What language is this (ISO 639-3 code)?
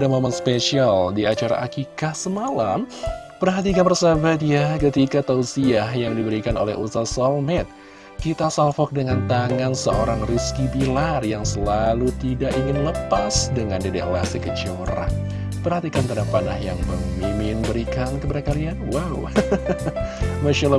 ind